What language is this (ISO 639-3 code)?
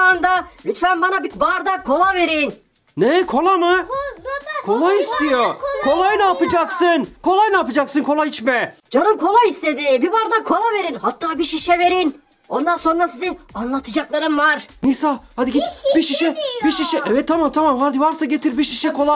tur